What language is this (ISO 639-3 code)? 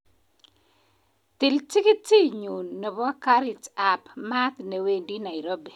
kln